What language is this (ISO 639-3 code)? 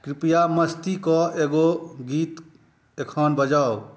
mai